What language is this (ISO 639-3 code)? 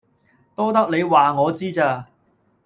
yue